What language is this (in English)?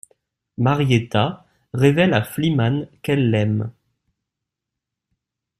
French